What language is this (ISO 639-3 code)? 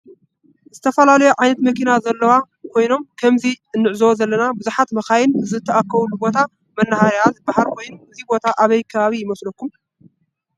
tir